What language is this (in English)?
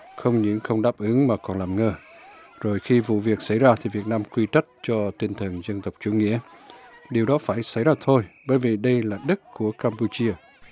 Vietnamese